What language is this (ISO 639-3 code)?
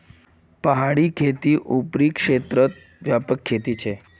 mag